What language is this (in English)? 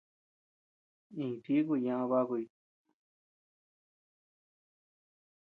Tepeuxila Cuicatec